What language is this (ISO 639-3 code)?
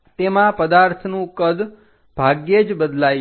guj